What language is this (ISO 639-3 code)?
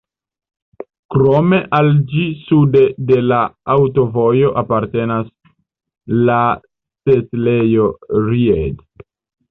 epo